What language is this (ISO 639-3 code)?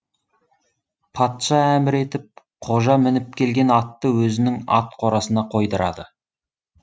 kaz